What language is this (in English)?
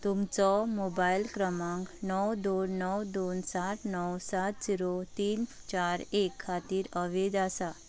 Konkani